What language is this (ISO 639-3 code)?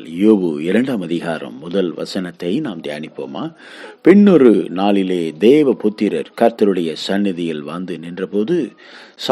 tam